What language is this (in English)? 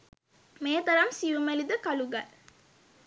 Sinhala